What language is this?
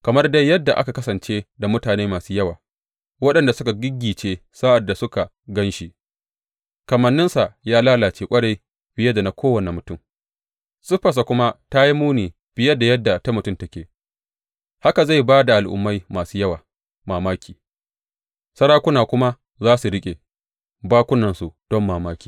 Hausa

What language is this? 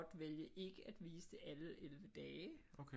Danish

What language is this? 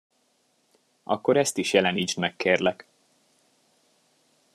Hungarian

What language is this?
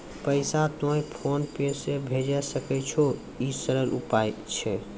Maithili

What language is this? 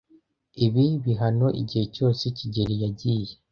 Kinyarwanda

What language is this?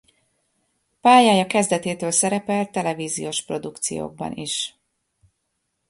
Hungarian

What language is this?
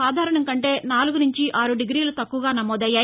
Telugu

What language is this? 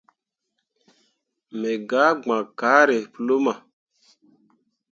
Mundang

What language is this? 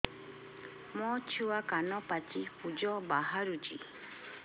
Odia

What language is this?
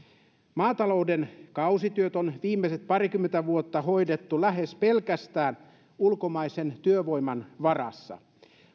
Finnish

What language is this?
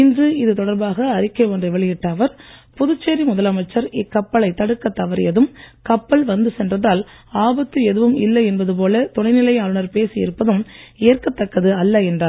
Tamil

